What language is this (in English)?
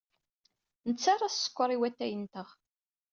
Kabyle